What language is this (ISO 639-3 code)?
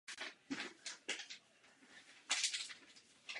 ces